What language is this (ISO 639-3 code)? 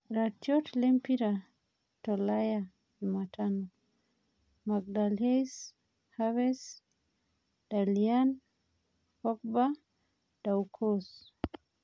mas